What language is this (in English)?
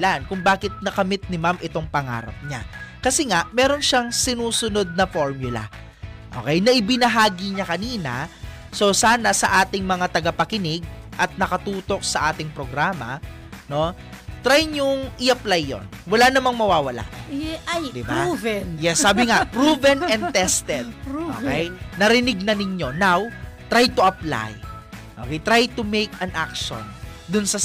Filipino